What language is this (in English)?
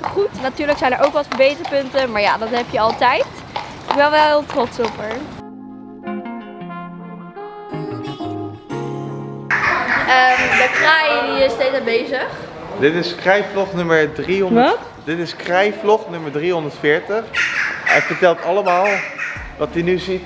Dutch